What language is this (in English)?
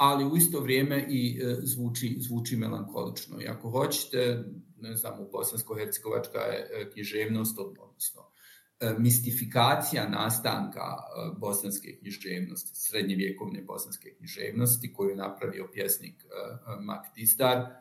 Croatian